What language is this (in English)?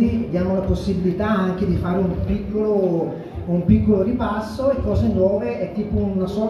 Italian